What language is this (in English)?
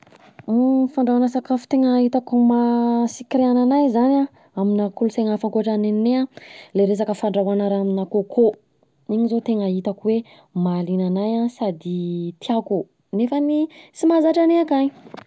Southern Betsimisaraka Malagasy